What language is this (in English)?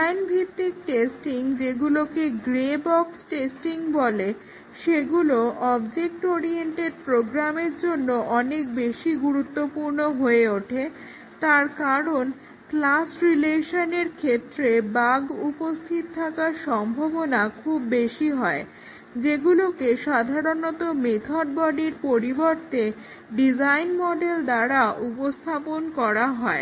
Bangla